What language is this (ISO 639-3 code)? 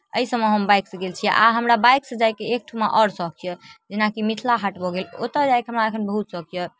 mai